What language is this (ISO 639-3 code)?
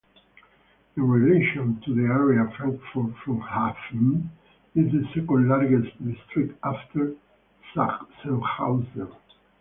eng